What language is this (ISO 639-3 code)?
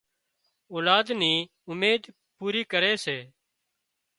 kxp